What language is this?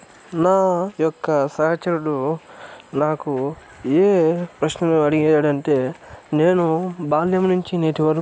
Telugu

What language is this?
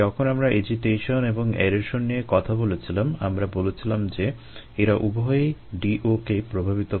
Bangla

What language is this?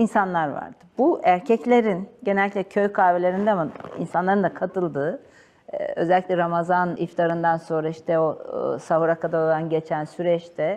Turkish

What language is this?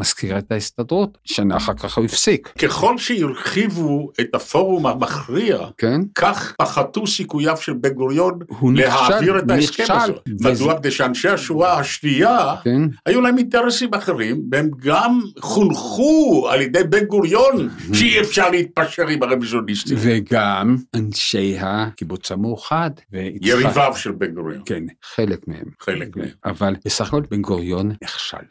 Hebrew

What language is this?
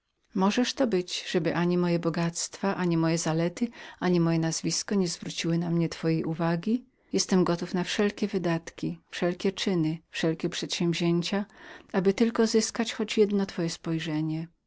Polish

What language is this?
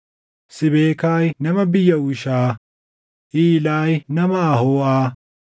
Oromo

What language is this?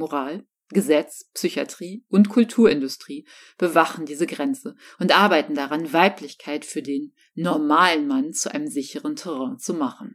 German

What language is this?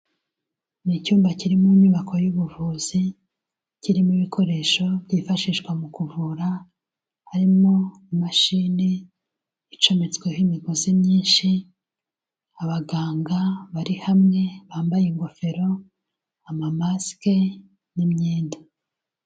Kinyarwanda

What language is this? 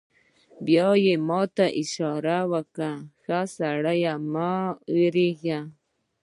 Pashto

